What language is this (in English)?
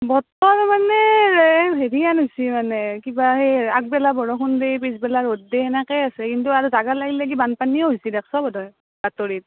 Assamese